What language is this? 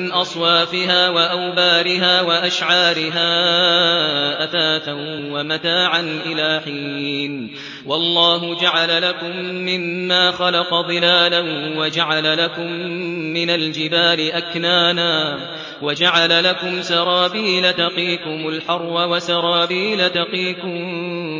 Arabic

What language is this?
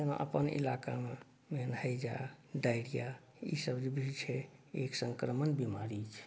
Maithili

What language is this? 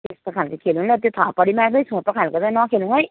Nepali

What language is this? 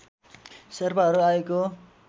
Nepali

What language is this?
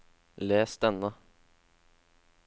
Norwegian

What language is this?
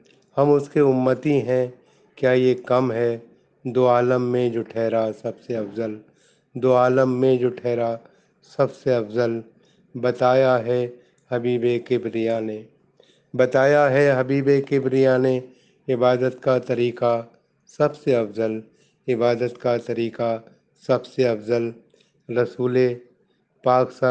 Urdu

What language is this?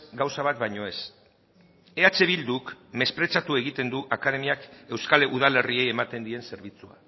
Basque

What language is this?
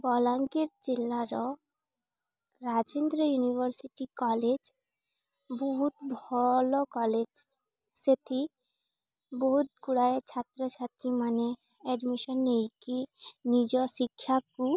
Odia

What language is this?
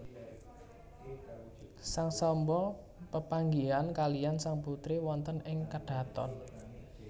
Javanese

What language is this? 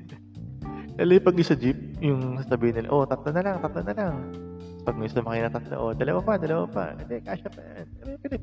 Filipino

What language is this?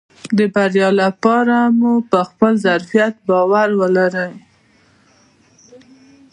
Pashto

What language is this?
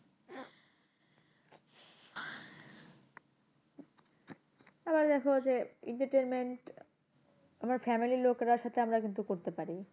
Bangla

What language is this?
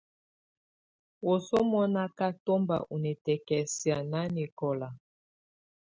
Tunen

